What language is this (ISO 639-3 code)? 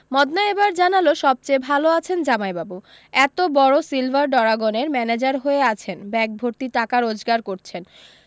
ben